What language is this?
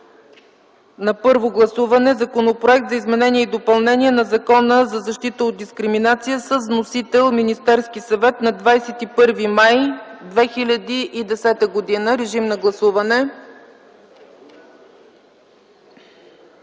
Bulgarian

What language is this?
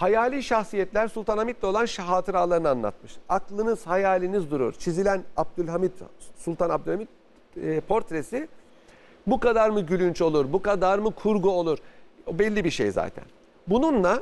Turkish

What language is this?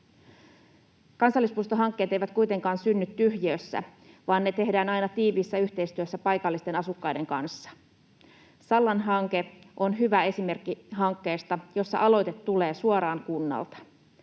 Finnish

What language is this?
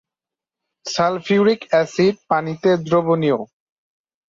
Bangla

